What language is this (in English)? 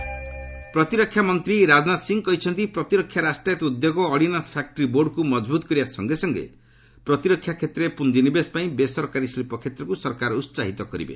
Odia